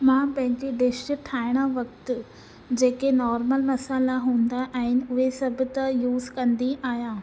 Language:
Sindhi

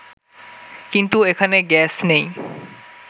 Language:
Bangla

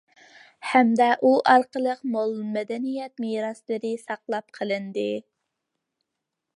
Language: Uyghur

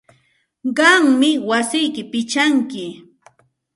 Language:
Santa Ana de Tusi Pasco Quechua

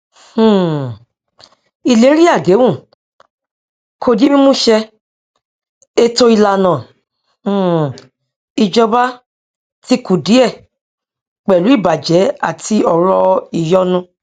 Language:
Yoruba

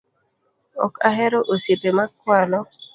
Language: Luo (Kenya and Tanzania)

